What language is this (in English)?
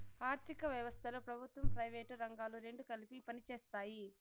Telugu